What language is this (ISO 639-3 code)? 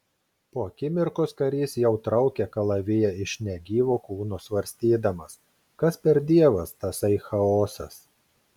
lit